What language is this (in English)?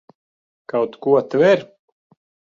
Latvian